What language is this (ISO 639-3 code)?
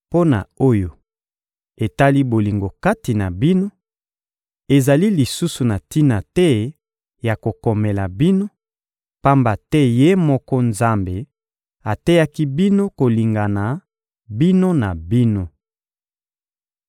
lin